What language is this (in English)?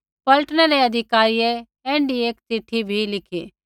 Kullu Pahari